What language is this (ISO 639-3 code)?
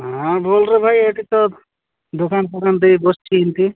ori